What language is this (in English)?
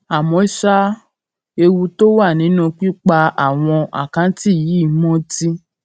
Yoruba